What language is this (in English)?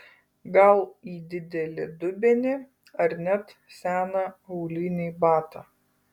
Lithuanian